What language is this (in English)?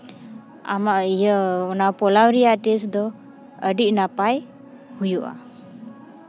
Santali